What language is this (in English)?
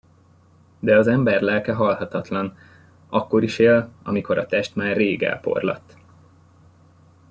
Hungarian